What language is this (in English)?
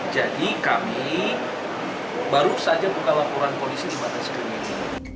Indonesian